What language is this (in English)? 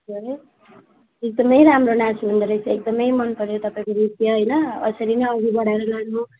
Nepali